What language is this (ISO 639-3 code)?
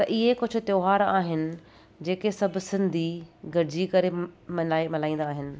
snd